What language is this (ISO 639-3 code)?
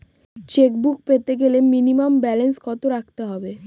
ben